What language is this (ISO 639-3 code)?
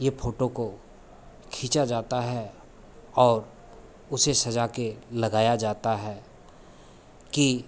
hin